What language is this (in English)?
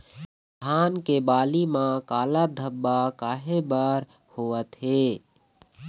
Chhattisgarhi